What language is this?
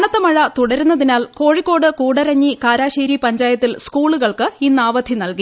Malayalam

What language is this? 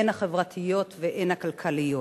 Hebrew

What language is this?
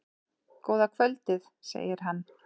Icelandic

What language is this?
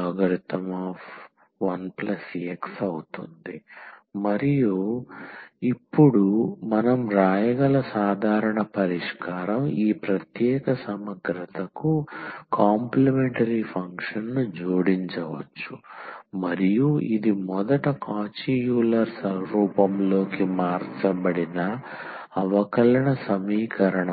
Telugu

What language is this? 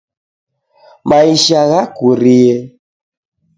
Taita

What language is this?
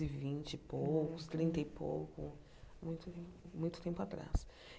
Portuguese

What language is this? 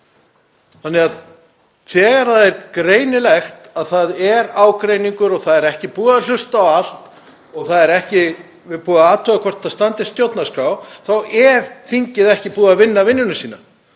Icelandic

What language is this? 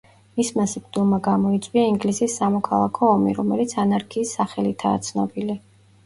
Georgian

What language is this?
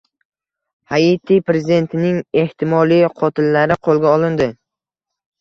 Uzbek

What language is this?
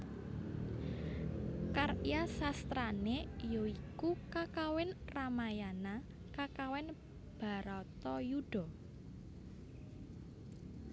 Javanese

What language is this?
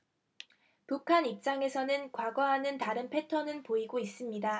Korean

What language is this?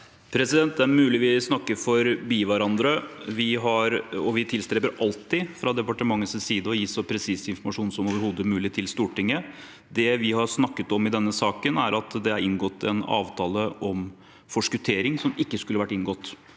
Norwegian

